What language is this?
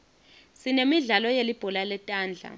Swati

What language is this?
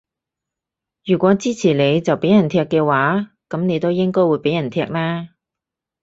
Cantonese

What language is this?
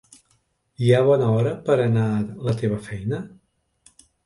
Catalan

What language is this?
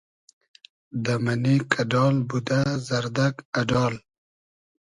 Hazaragi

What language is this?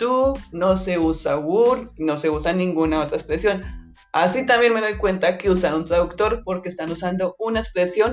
Spanish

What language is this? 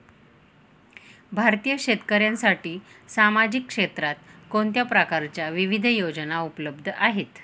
Marathi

